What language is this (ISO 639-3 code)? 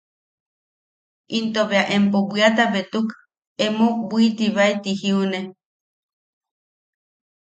yaq